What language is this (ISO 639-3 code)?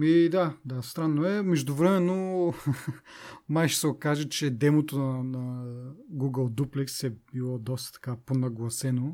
bul